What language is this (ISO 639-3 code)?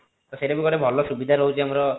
ori